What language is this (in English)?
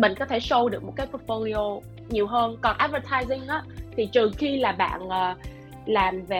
Vietnamese